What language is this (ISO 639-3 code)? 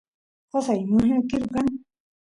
qus